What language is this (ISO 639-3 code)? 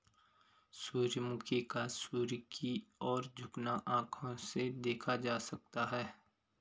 hin